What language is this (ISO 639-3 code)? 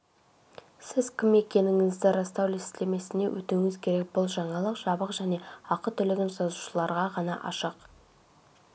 kaz